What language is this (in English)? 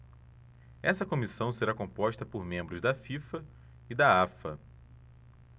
Portuguese